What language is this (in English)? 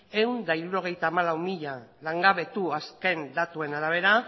Basque